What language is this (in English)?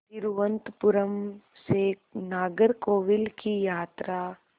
Hindi